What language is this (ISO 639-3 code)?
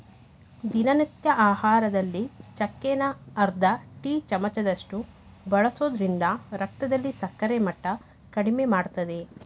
kan